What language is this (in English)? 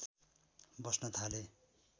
Nepali